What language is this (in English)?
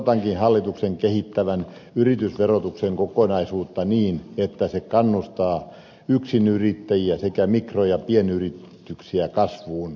Finnish